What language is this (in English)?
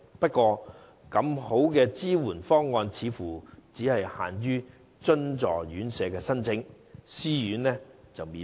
Cantonese